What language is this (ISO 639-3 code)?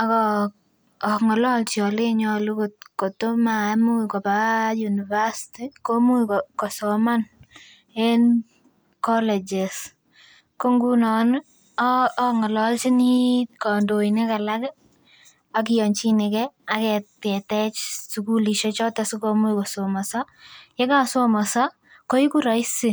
kln